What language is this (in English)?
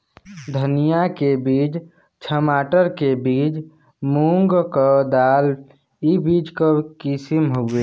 Bhojpuri